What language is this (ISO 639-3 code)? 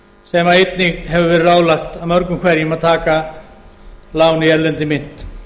isl